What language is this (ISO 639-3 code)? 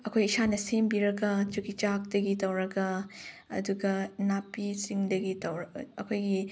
mni